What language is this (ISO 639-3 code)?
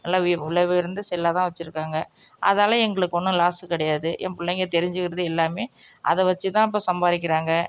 tam